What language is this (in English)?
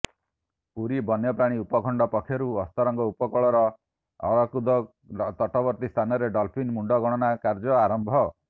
Odia